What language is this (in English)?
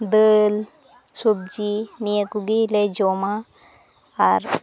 Santali